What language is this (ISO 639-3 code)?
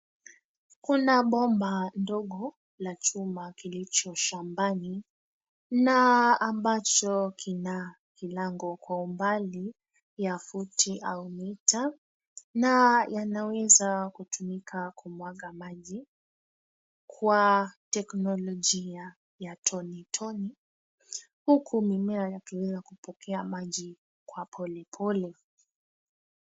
swa